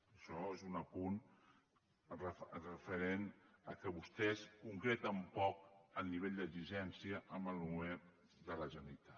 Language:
Catalan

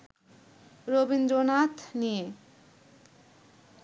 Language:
Bangla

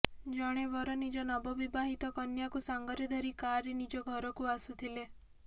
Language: Odia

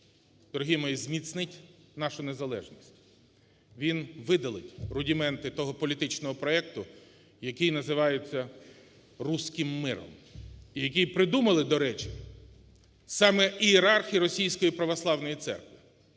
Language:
Ukrainian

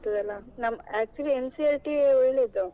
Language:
Kannada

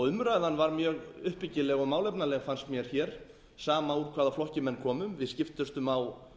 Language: Icelandic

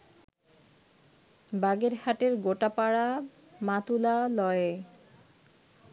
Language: Bangla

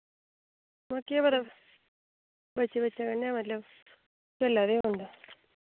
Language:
Dogri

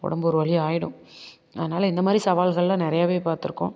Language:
Tamil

